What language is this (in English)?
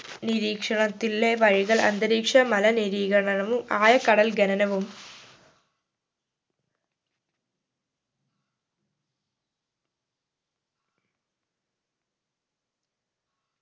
Malayalam